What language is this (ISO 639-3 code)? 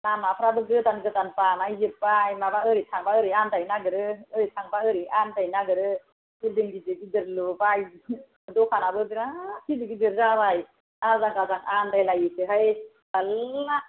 brx